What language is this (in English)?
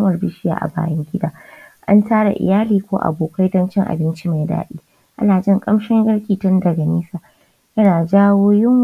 Hausa